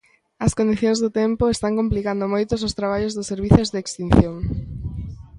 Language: Galician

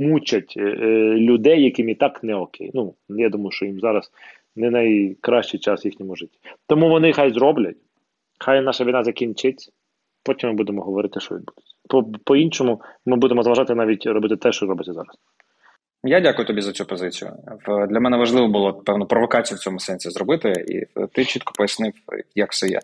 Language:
Ukrainian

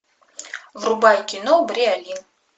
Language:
Russian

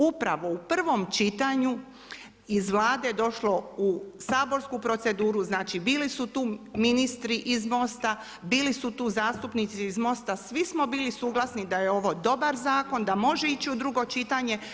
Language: Croatian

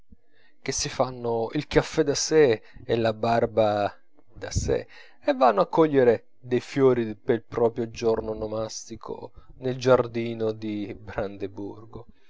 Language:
Italian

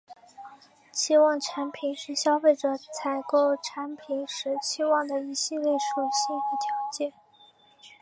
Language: Chinese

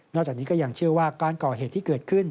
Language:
Thai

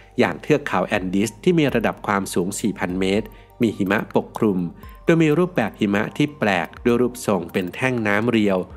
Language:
Thai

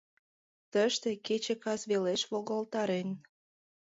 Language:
Mari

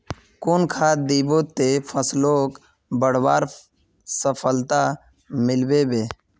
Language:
Magahi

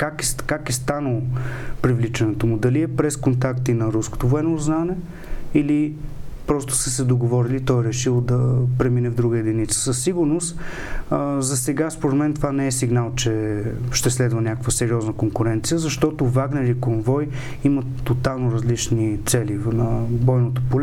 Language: Bulgarian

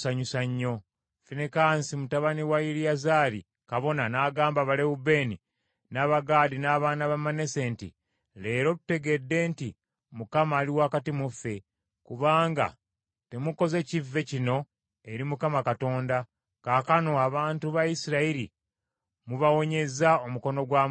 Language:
Ganda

